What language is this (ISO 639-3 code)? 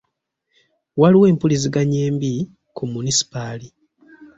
lug